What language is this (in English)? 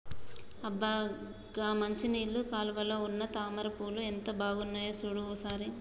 Telugu